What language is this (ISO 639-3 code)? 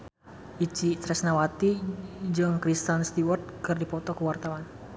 sun